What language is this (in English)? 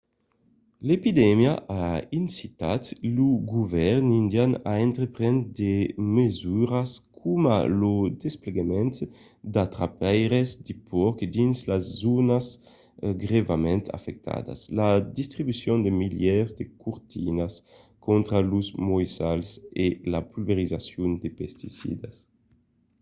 Occitan